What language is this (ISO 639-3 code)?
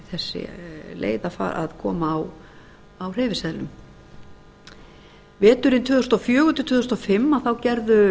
isl